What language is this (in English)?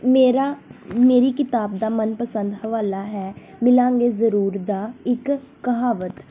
Punjabi